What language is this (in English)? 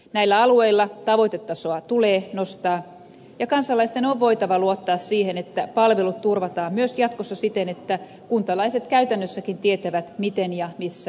Finnish